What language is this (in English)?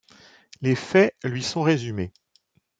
French